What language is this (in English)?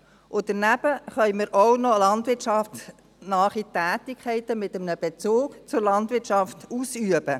Swiss German